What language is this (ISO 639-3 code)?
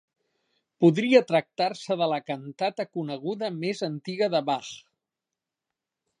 cat